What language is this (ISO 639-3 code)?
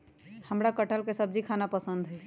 mag